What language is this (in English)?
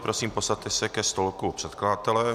Czech